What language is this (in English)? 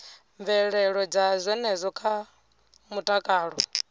Venda